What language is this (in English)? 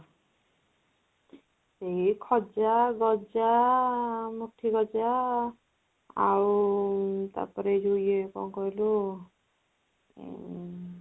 Odia